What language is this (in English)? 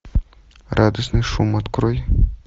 Russian